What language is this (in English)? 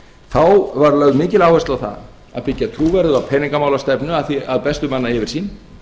Icelandic